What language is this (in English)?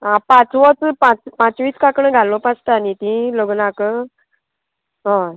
Konkani